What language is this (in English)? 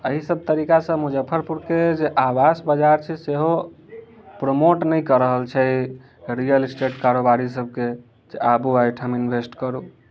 Maithili